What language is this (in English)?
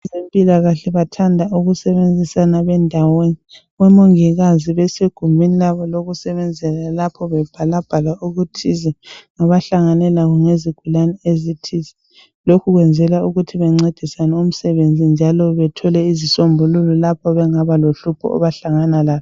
North Ndebele